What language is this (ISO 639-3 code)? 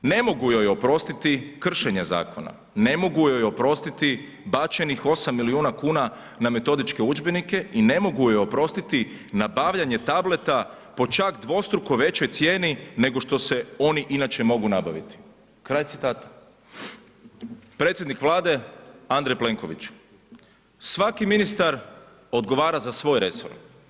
hrv